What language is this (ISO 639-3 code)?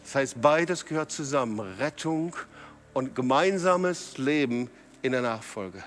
deu